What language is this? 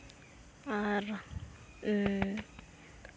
Santali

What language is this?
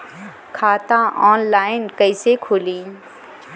Bhojpuri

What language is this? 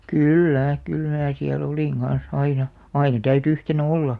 Finnish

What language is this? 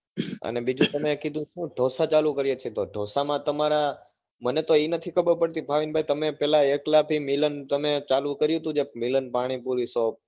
Gujarati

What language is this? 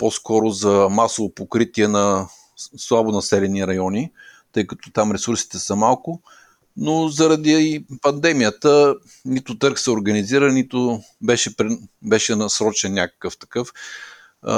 Bulgarian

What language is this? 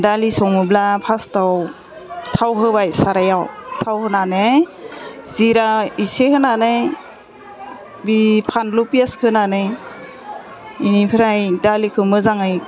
Bodo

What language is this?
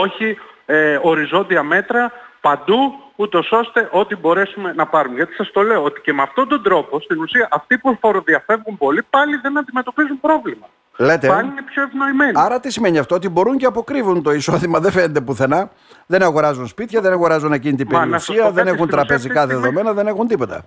Greek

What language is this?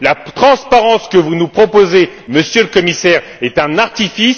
French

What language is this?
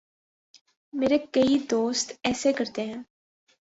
Urdu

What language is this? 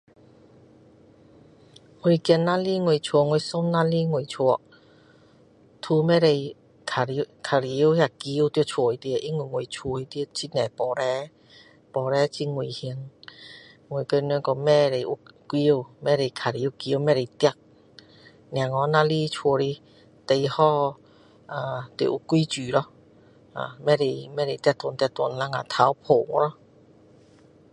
Min Dong Chinese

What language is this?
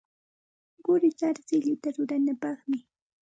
Santa Ana de Tusi Pasco Quechua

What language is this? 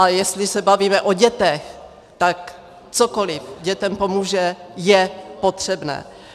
Czech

